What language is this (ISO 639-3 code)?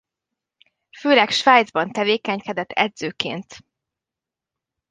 hun